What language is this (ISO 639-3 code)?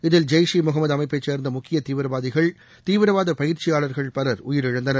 tam